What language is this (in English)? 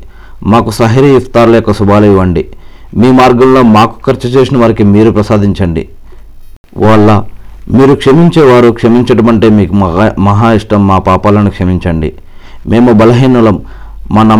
Telugu